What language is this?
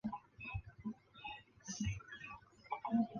Chinese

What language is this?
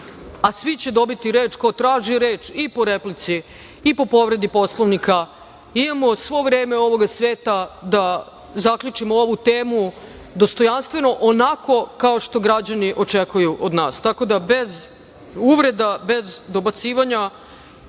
Serbian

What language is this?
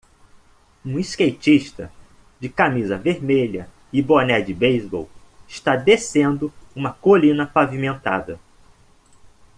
Portuguese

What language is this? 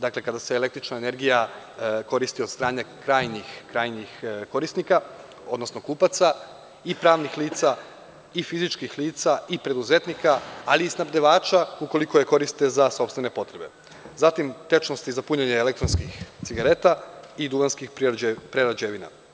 Serbian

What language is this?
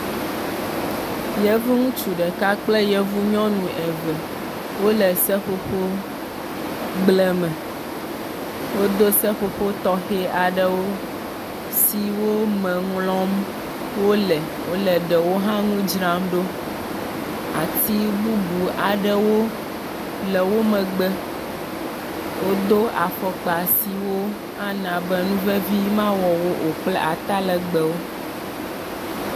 Ewe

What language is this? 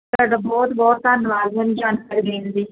Punjabi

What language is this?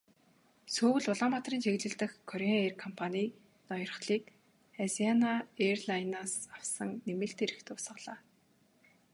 Mongolian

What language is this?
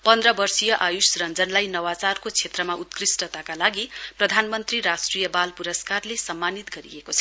Nepali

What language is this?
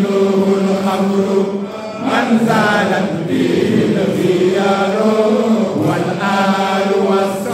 Arabic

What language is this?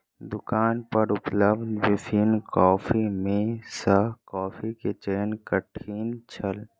Maithili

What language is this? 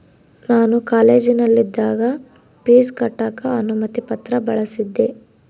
Kannada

